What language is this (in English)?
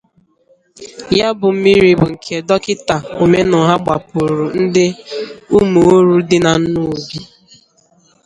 Igbo